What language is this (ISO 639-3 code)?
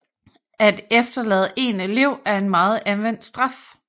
dan